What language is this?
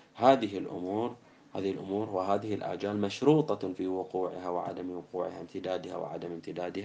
Arabic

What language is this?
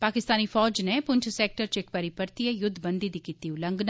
Dogri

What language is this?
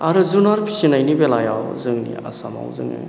Bodo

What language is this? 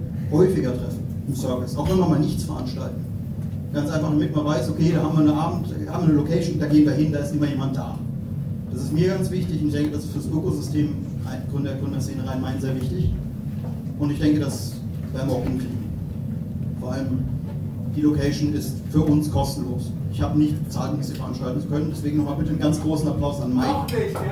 German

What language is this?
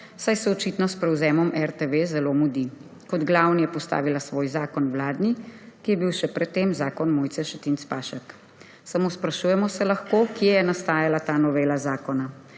Slovenian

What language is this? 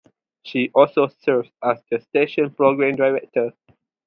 English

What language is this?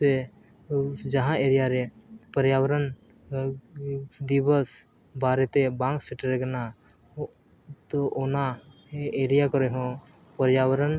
Santali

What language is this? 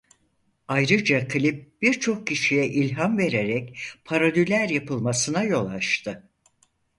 Turkish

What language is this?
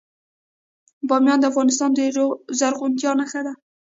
Pashto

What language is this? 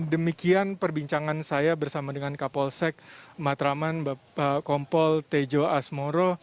Indonesian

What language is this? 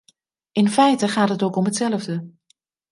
Dutch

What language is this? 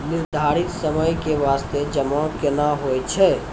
Maithili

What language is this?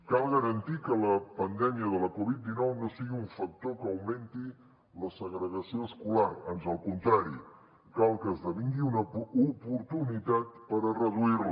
Catalan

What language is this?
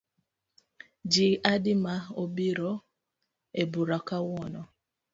Luo (Kenya and Tanzania)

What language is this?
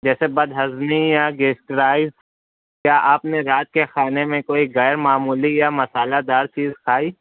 Urdu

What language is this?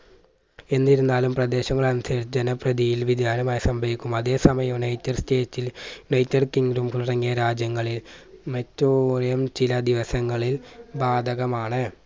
Malayalam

